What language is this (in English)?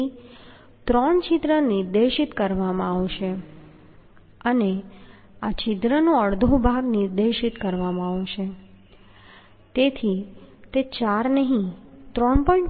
Gujarati